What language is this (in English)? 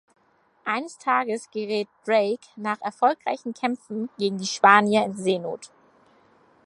German